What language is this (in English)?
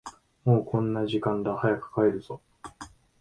Japanese